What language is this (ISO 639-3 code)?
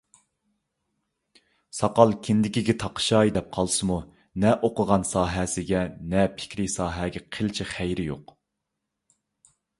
uig